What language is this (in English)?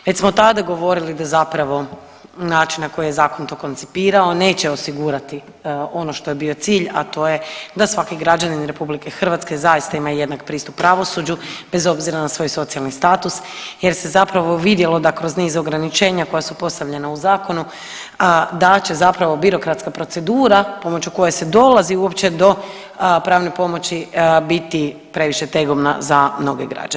Croatian